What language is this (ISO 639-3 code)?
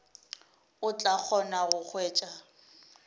nso